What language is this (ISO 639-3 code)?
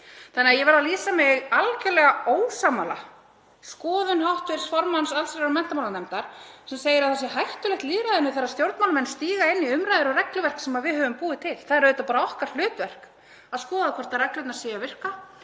isl